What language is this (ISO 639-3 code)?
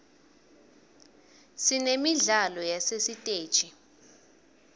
ssw